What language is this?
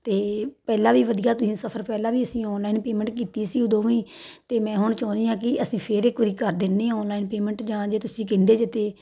Punjabi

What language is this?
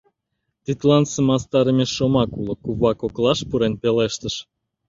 Mari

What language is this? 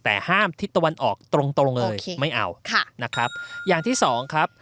Thai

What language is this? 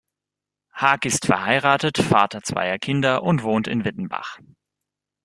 German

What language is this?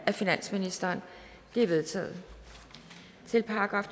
Danish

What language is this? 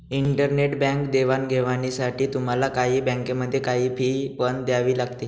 Marathi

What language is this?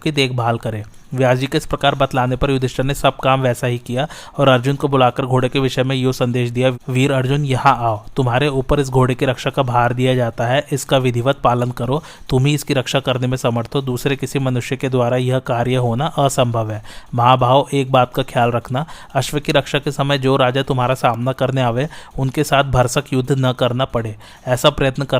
Hindi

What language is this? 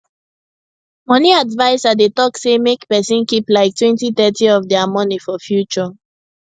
Nigerian Pidgin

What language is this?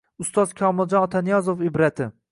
Uzbek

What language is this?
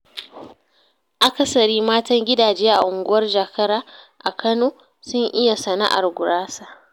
Hausa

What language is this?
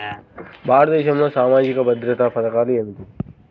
Telugu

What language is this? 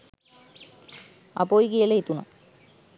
Sinhala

